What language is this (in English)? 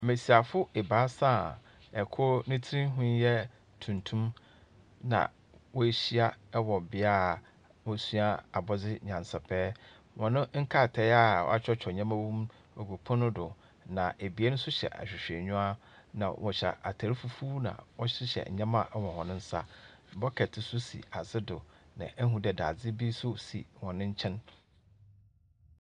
Akan